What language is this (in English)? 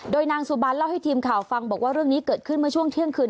Thai